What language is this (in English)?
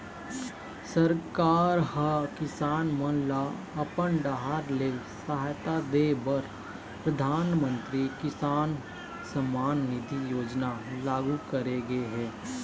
Chhattisgarhi